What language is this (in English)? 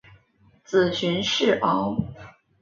Chinese